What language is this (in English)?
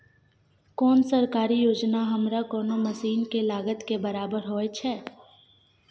Maithili